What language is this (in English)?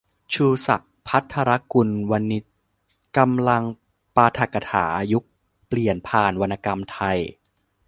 Thai